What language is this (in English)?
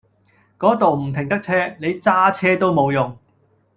Cantonese